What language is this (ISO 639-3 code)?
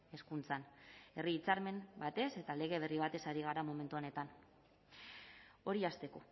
eus